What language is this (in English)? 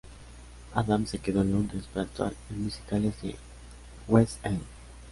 Spanish